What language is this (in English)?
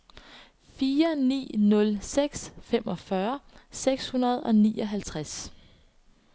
Danish